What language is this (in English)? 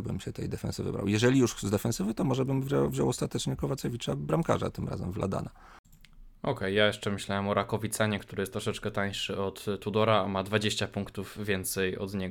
Polish